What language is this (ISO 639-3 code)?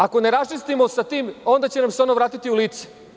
srp